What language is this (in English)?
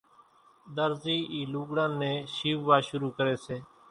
Kachi Koli